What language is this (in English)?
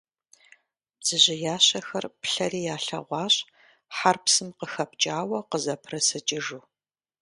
Kabardian